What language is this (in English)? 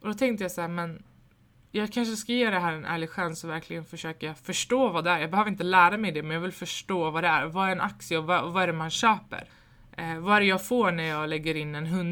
Swedish